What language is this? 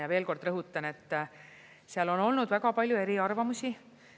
Estonian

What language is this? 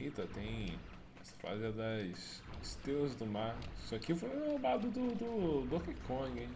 Portuguese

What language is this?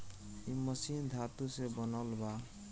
Bhojpuri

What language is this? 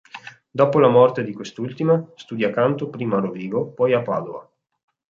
Italian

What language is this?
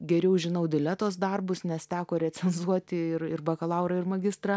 Lithuanian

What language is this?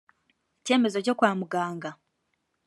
Kinyarwanda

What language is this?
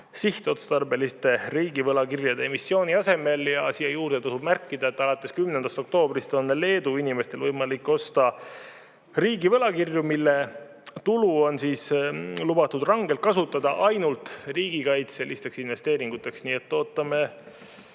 Estonian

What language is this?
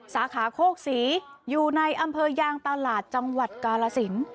Thai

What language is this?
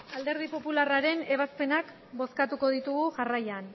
Basque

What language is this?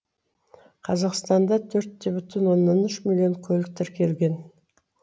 Kazakh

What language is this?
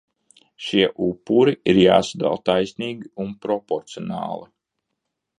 Latvian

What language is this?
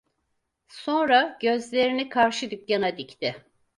Turkish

